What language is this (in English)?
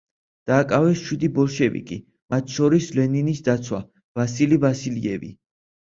Georgian